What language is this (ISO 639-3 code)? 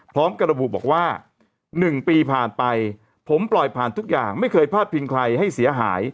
tha